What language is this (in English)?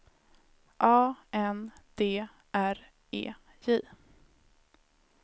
Swedish